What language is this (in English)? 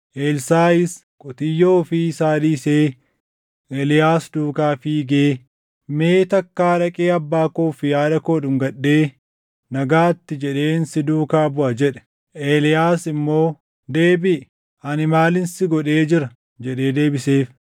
Oromo